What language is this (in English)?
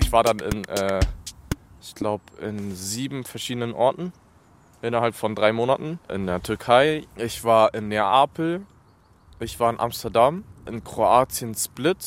German